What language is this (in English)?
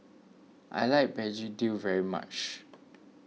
English